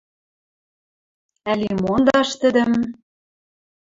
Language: Western Mari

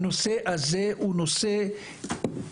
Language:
Hebrew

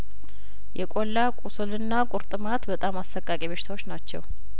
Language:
Amharic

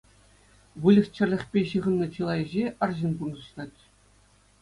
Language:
Chuvash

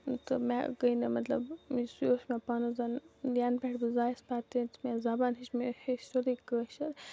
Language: Kashmiri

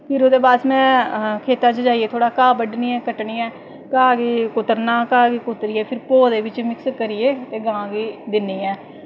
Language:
Dogri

